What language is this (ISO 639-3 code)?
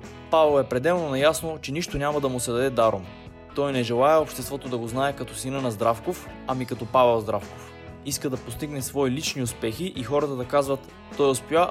bul